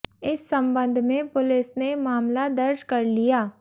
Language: Hindi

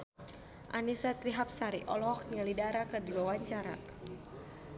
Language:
Sundanese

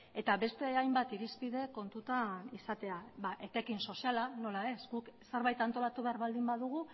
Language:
Basque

